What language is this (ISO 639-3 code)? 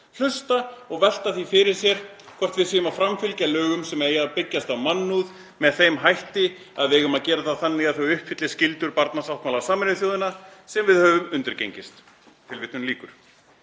isl